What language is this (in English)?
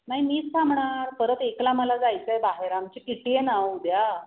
Marathi